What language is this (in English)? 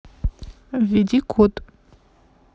Russian